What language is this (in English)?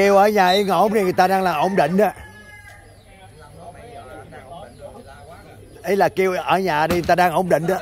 Vietnamese